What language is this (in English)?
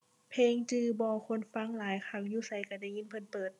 Thai